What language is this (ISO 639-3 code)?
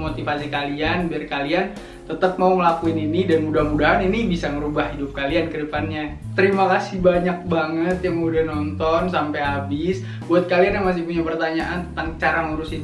ind